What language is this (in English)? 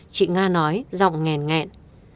Vietnamese